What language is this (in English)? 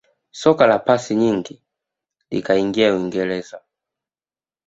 Swahili